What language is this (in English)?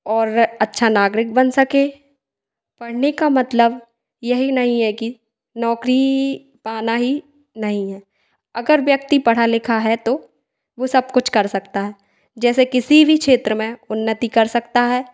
Hindi